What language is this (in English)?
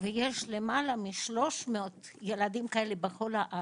Hebrew